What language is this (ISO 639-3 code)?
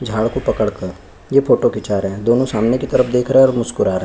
hin